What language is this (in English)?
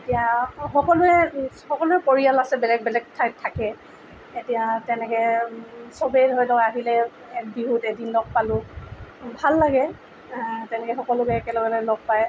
Assamese